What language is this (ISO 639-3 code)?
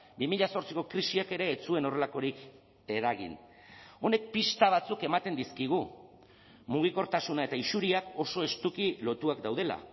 eus